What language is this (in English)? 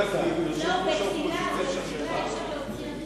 Hebrew